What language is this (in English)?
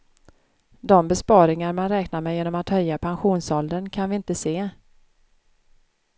Swedish